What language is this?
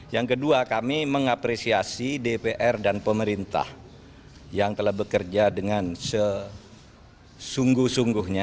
Indonesian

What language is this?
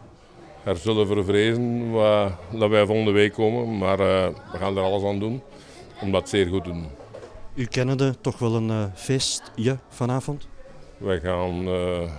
Dutch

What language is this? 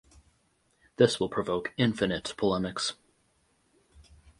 English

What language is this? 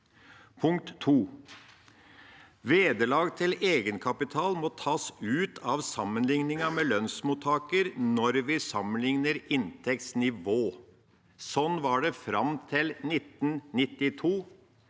Norwegian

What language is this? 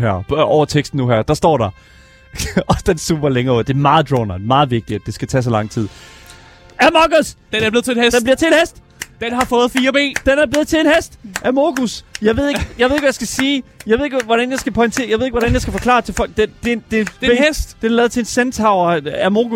Danish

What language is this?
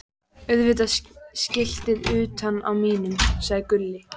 Icelandic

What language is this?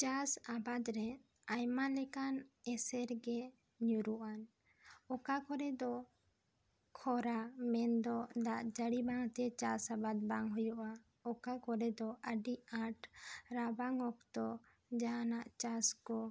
Santali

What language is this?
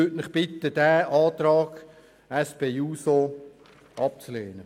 Swiss German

